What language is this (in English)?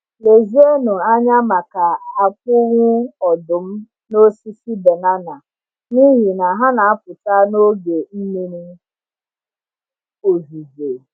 Igbo